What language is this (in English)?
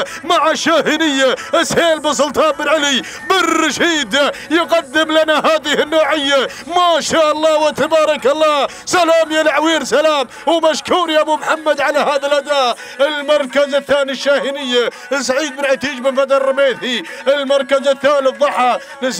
Arabic